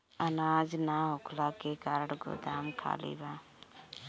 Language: Bhojpuri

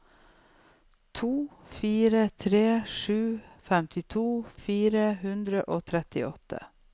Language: Norwegian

